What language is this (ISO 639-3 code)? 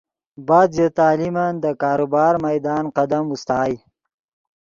ydg